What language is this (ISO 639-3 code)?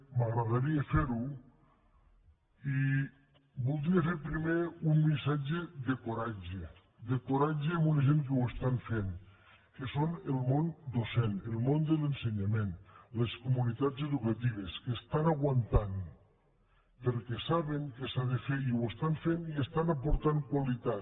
cat